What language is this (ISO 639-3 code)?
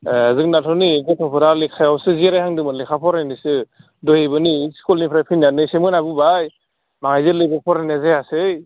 brx